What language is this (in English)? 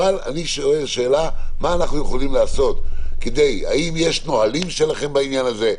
Hebrew